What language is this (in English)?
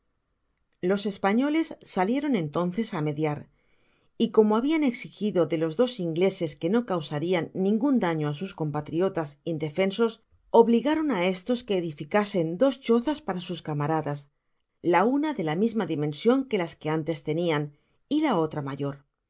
Spanish